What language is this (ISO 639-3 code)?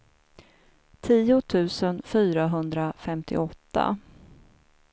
swe